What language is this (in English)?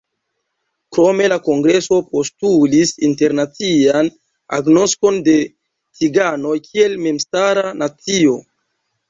Esperanto